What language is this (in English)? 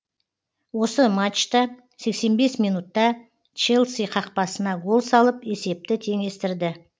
Kazakh